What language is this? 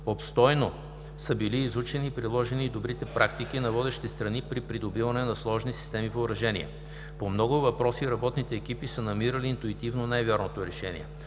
Bulgarian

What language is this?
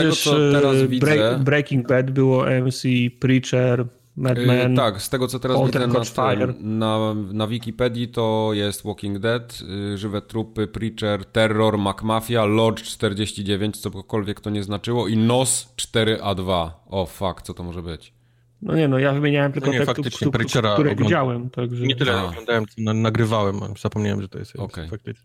Polish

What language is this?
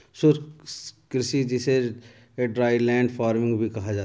Hindi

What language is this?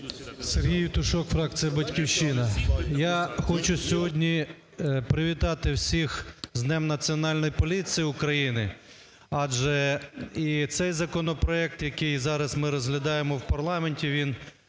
Ukrainian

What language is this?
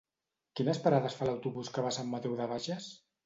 Catalan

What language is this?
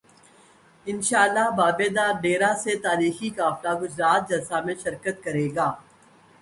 Urdu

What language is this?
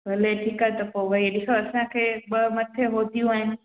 Sindhi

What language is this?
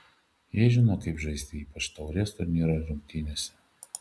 Lithuanian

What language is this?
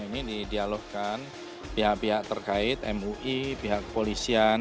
Indonesian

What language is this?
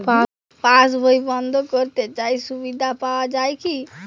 Bangla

